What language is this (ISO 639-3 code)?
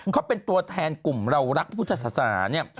tha